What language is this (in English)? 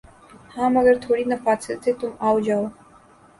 Urdu